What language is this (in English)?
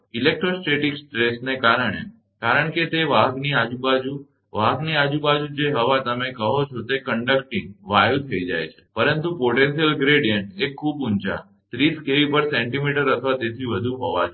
Gujarati